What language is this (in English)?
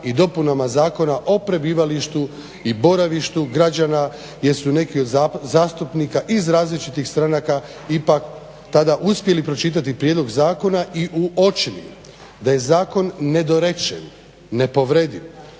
Croatian